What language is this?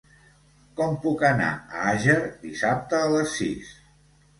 Catalan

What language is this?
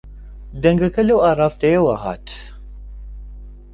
Central Kurdish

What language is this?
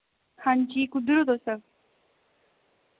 Dogri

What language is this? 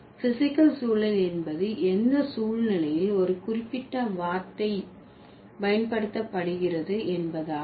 Tamil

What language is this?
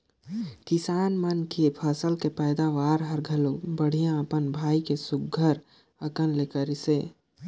Chhattisgarhi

